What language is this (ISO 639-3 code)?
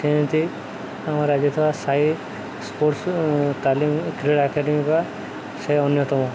ori